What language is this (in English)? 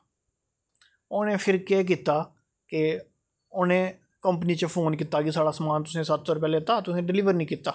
Dogri